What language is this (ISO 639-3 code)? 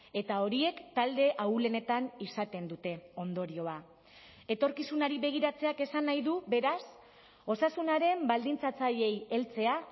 eus